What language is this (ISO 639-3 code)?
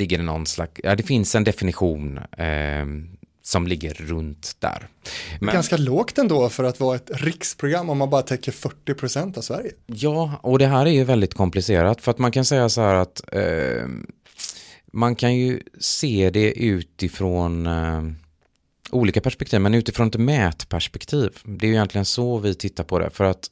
swe